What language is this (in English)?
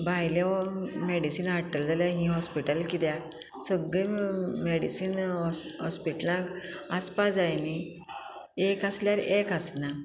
Konkani